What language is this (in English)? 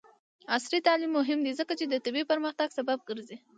Pashto